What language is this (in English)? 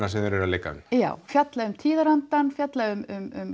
Icelandic